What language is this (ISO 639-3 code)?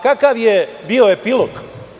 srp